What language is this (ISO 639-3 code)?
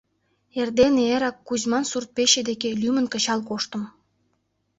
chm